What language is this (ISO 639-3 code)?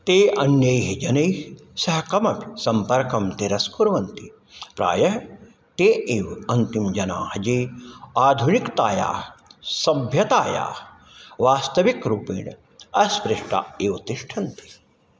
san